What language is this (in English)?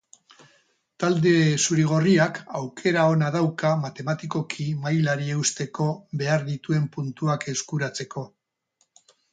Basque